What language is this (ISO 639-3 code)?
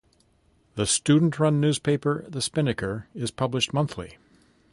eng